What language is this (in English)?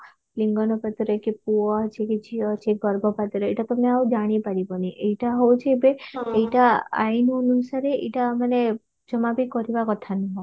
Odia